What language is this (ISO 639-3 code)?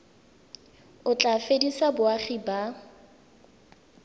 tsn